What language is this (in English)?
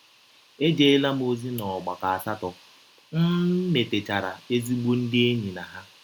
Igbo